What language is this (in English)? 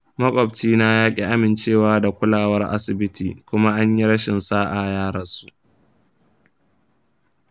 Hausa